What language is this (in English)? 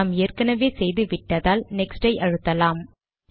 Tamil